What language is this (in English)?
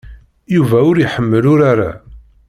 Kabyle